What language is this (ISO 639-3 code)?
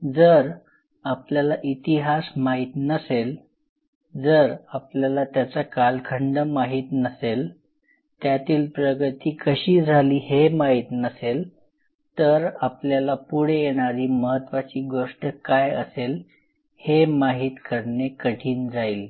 mar